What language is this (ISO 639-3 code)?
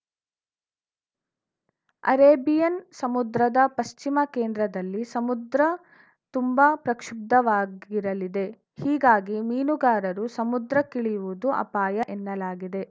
kan